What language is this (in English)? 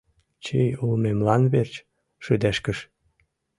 Mari